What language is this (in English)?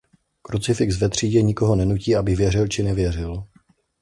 Czech